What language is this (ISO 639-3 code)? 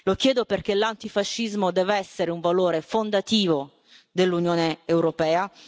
ita